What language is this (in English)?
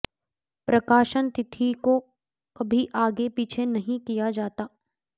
Sanskrit